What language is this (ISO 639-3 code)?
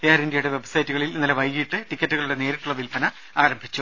mal